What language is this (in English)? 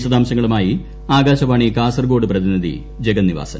Malayalam